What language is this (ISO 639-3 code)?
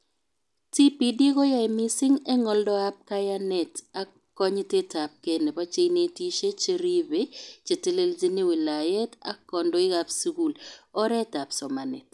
kln